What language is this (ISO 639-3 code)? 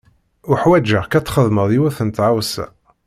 kab